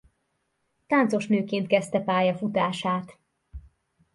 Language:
Hungarian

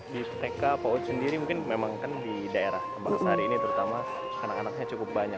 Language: Indonesian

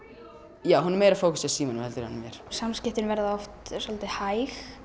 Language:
Icelandic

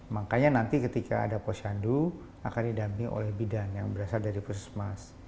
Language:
Indonesian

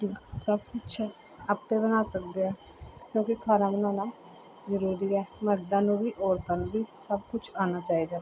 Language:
Punjabi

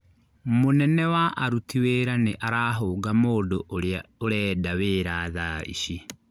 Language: Kikuyu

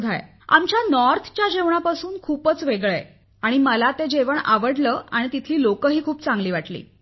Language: Marathi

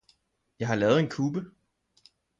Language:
Danish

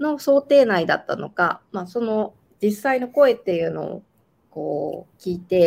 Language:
Japanese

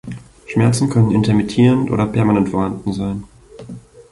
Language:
German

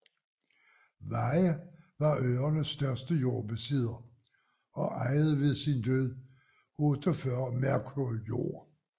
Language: Danish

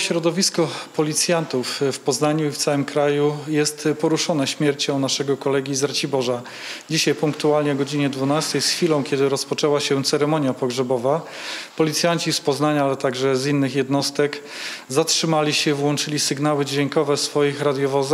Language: Polish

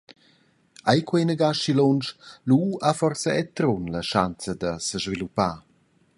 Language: Romansh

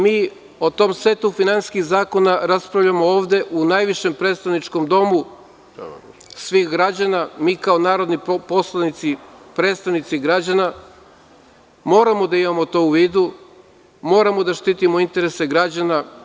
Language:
Serbian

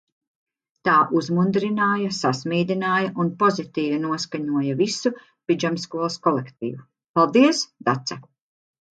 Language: Latvian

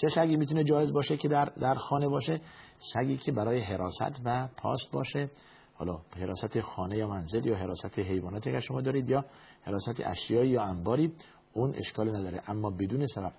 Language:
Persian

